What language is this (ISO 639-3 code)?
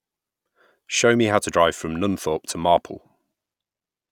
eng